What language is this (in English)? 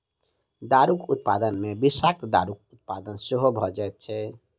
Maithili